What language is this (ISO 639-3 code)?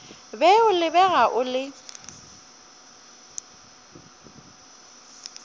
nso